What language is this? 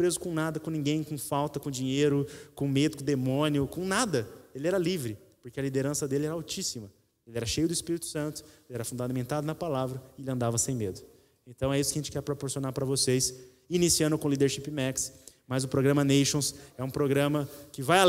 Portuguese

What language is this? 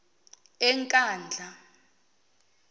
Zulu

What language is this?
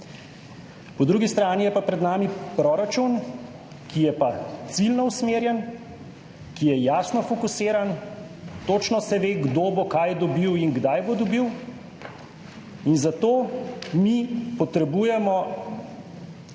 Slovenian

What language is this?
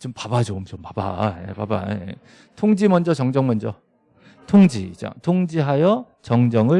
Korean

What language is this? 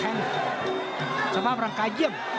Thai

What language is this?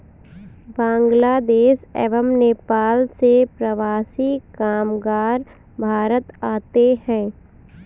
Hindi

